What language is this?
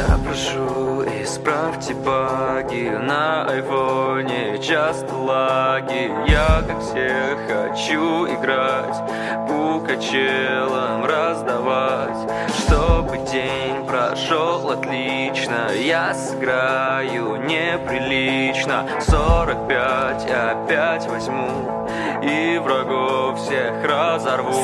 Russian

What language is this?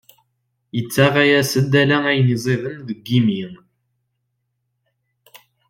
Kabyle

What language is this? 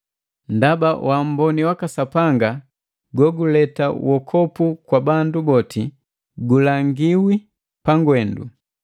Matengo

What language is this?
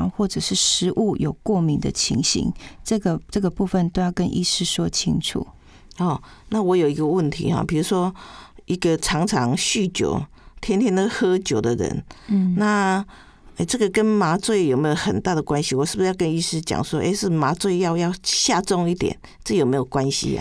Chinese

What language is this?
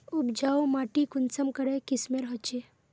Magahi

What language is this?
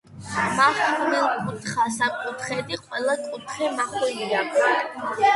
Georgian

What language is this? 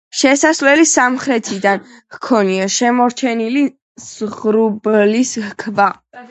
Georgian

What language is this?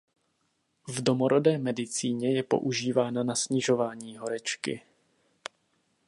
Czech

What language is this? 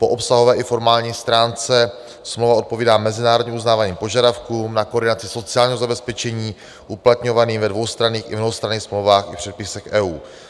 Czech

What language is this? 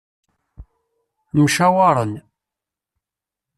Kabyle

